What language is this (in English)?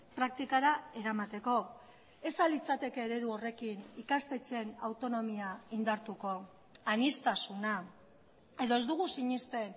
Basque